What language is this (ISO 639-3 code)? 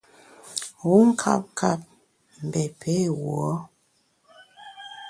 bax